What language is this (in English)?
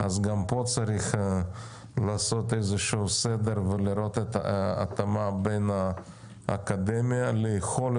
Hebrew